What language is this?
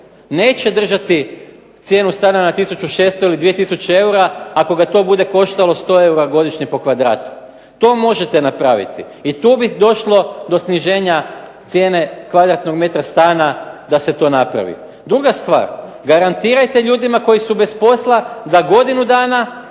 Croatian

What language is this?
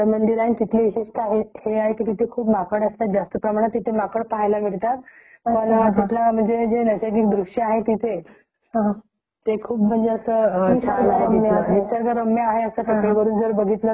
Marathi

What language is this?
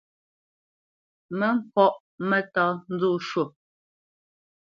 Bamenyam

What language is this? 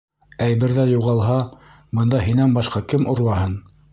Bashkir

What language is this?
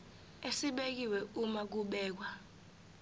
Zulu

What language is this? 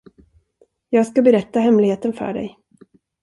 Swedish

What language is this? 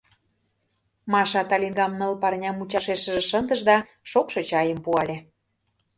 Mari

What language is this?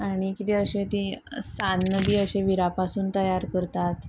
Konkani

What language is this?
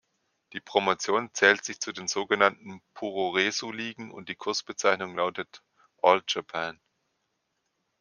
German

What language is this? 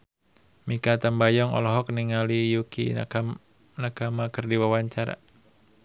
Sundanese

